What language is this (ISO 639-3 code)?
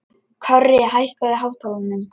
isl